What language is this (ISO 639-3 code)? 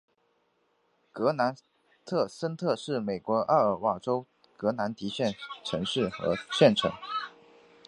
zho